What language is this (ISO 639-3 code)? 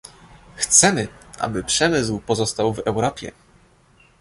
pol